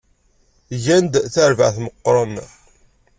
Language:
Kabyle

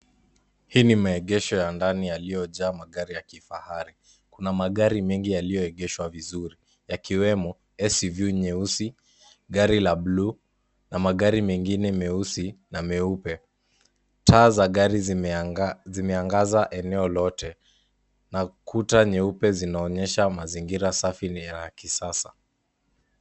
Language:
Swahili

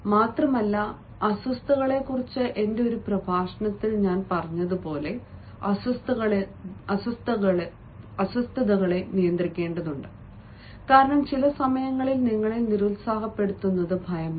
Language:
Malayalam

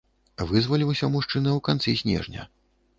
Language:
Belarusian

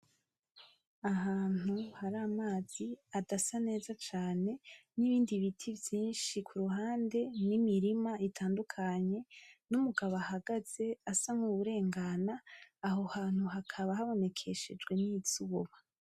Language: Rundi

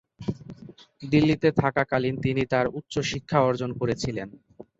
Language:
Bangla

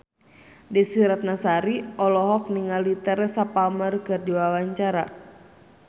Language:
Sundanese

